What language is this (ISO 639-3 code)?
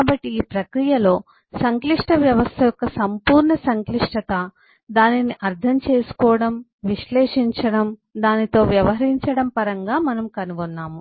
tel